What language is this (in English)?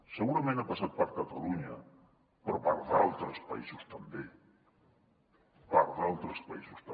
Catalan